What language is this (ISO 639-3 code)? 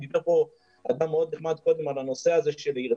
heb